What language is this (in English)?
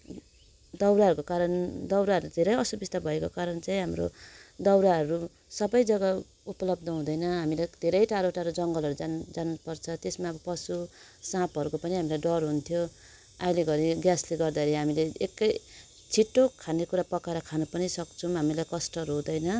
Nepali